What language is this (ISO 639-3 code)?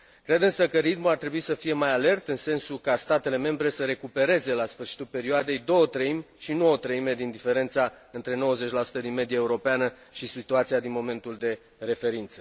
ron